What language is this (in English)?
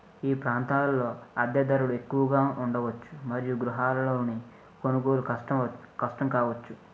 Telugu